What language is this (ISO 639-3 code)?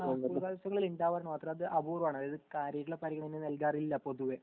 mal